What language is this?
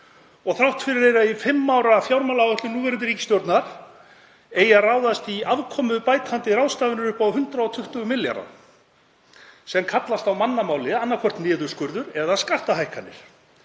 Icelandic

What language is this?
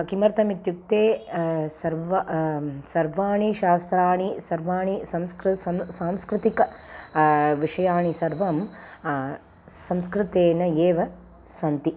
Sanskrit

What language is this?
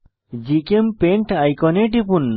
Bangla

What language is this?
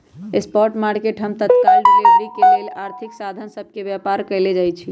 Magahi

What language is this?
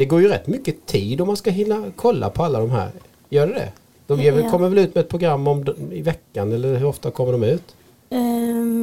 Swedish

